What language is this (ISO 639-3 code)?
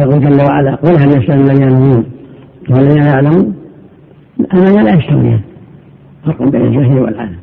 ara